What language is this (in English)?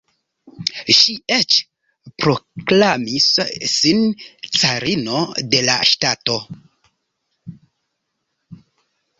Esperanto